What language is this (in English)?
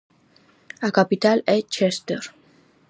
Galician